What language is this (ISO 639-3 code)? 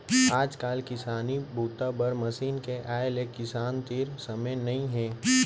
hne